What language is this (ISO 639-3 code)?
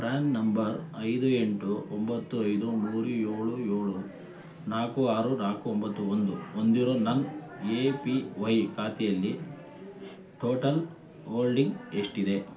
kan